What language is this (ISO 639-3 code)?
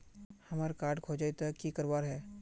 mag